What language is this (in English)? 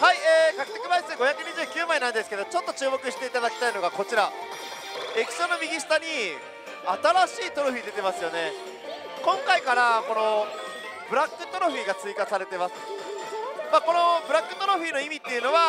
Japanese